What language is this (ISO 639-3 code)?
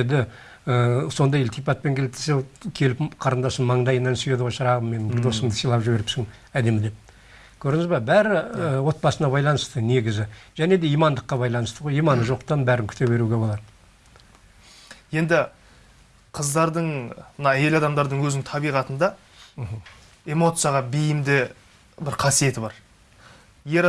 tur